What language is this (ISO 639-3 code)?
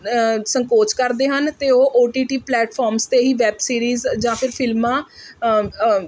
pan